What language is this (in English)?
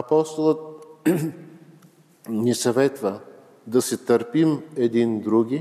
Bulgarian